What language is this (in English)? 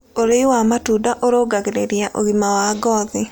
Kikuyu